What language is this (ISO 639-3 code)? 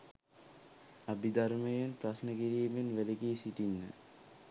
sin